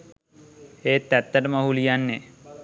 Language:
Sinhala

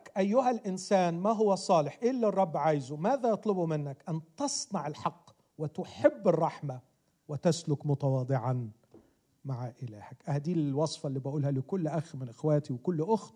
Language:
Arabic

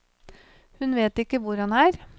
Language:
Norwegian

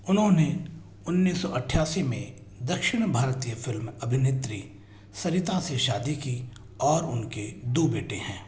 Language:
Hindi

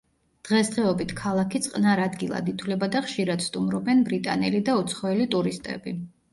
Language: Georgian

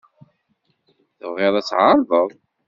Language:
Kabyle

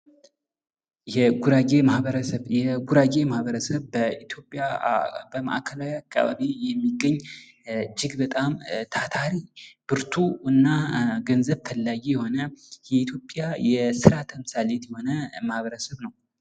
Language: Amharic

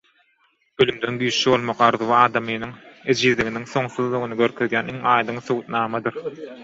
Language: Turkmen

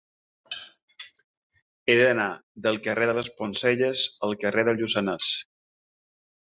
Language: Catalan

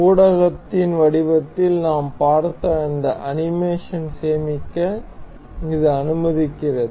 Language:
Tamil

